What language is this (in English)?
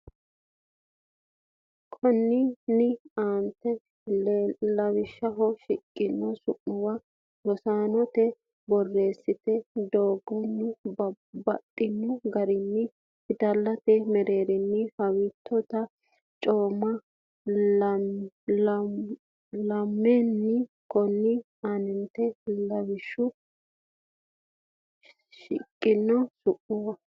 Sidamo